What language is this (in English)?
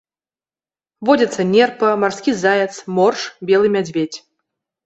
Belarusian